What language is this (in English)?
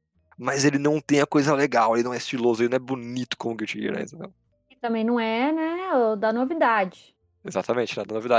Portuguese